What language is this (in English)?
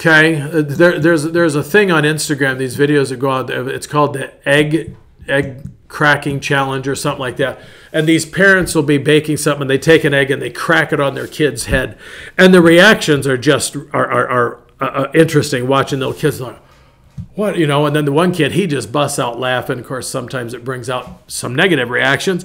English